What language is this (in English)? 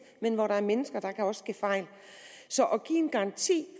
Danish